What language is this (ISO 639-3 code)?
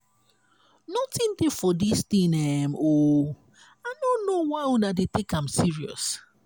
pcm